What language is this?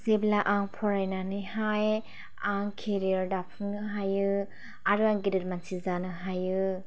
Bodo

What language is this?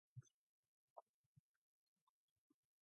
English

